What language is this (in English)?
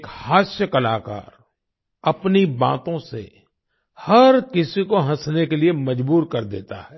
Hindi